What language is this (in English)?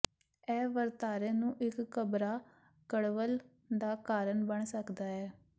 Punjabi